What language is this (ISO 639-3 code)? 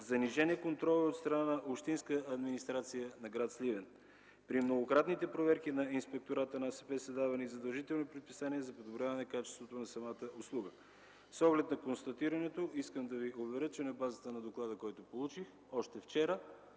bul